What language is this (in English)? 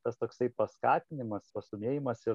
Lithuanian